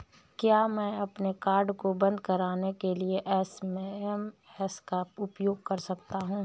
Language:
Hindi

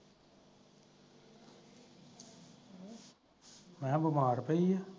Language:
Punjabi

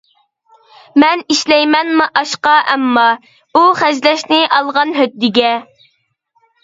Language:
Uyghur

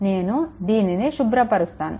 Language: Telugu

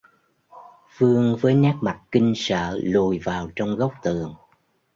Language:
Vietnamese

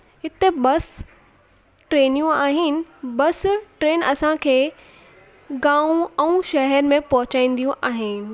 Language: Sindhi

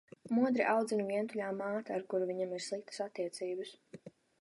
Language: Latvian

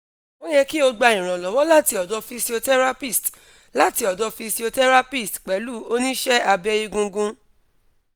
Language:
Yoruba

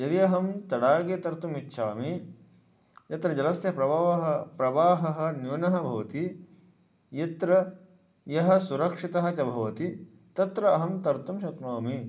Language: Sanskrit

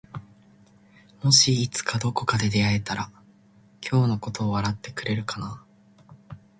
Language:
Japanese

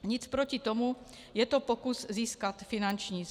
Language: Czech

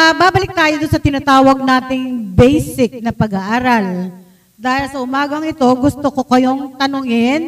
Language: Filipino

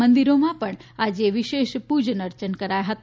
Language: Gujarati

